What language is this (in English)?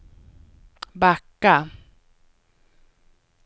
Swedish